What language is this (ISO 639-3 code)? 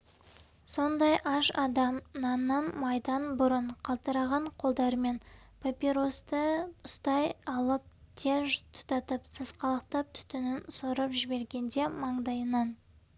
kaz